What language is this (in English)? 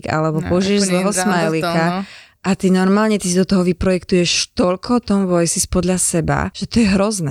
Slovak